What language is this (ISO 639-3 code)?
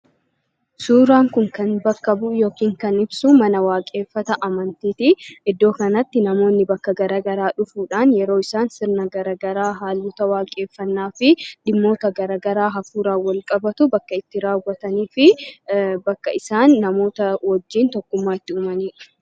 orm